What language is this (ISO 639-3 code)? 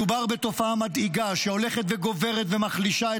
heb